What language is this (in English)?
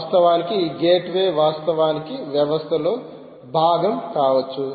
Telugu